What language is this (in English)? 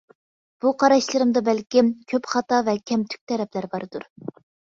Uyghur